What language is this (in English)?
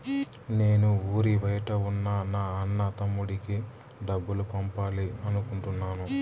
Telugu